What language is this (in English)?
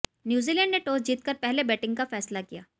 Hindi